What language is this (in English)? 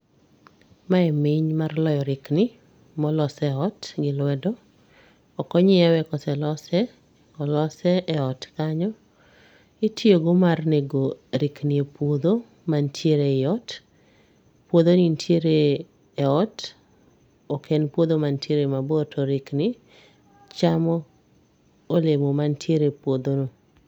Luo (Kenya and Tanzania)